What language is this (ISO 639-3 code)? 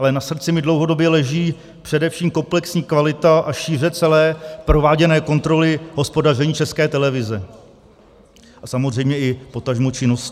ces